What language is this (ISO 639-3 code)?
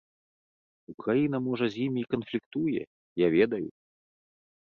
bel